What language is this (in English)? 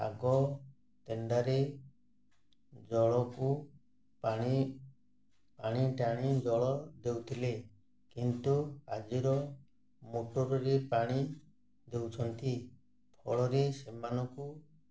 Odia